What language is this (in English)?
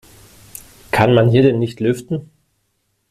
German